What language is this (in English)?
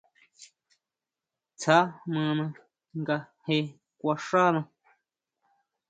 Huautla Mazatec